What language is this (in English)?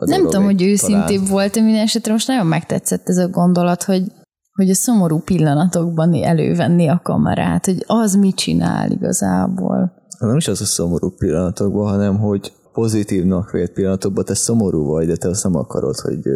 Hungarian